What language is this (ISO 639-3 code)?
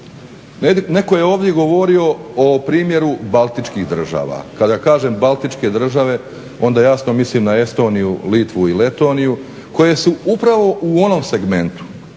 hrv